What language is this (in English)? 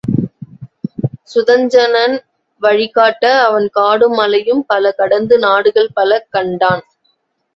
Tamil